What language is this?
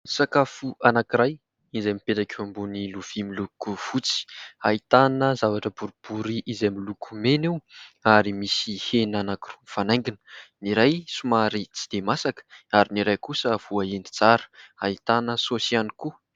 Malagasy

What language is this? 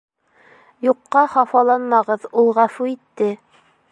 Bashkir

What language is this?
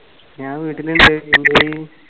Malayalam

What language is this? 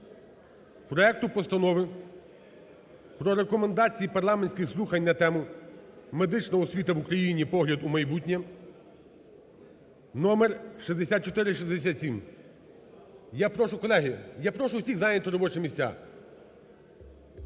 Ukrainian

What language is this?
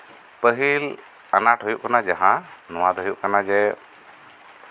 Santali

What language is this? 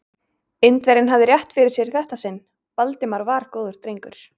Icelandic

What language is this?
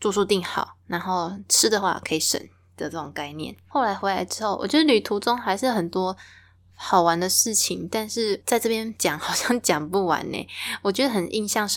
Chinese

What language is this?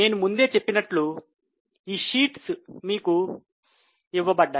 Telugu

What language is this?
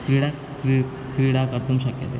Sanskrit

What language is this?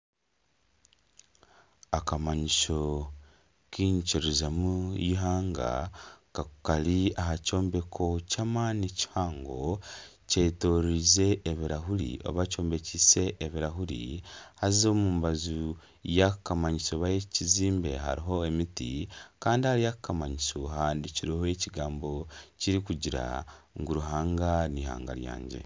Nyankole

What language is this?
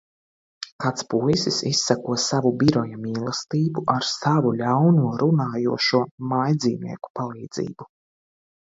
Latvian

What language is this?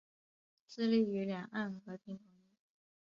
Chinese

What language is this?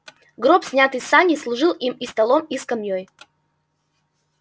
Russian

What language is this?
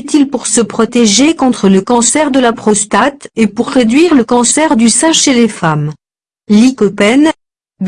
French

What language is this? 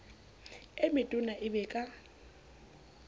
Southern Sotho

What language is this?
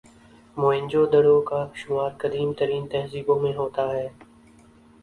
Urdu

